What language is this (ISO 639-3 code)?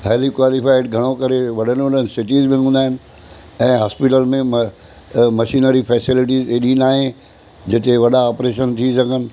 snd